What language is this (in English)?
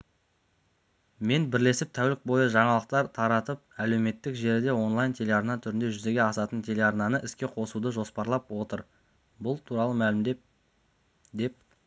Kazakh